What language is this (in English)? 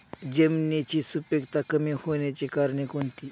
Marathi